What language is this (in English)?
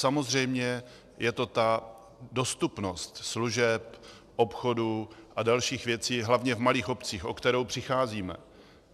Czech